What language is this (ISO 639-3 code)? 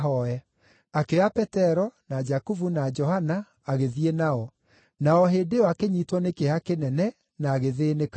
kik